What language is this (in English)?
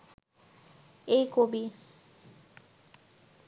Bangla